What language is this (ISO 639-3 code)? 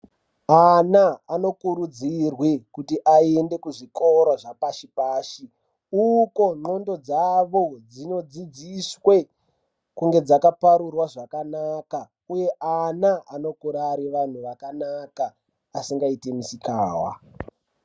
ndc